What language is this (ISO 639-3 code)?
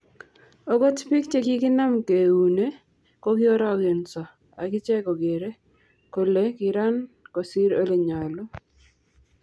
kln